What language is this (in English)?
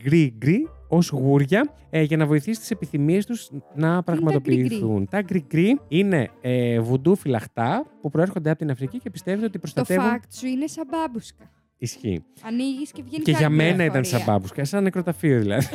Greek